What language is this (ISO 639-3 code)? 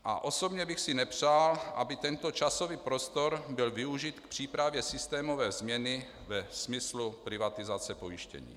ces